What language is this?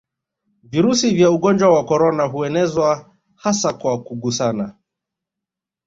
Swahili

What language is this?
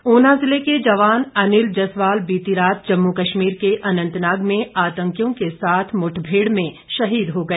Hindi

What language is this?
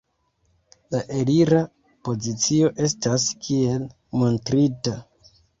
Esperanto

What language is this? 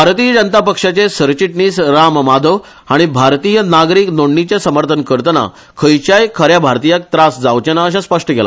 Konkani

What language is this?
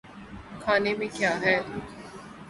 Urdu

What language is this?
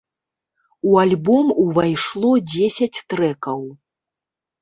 Belarusian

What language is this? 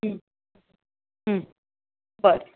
Konkani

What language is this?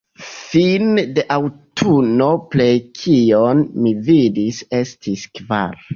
Esperanto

